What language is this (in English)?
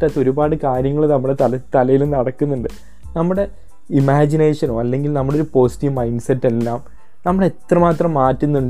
Malayalam